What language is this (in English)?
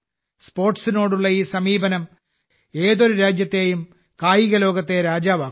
Malayalam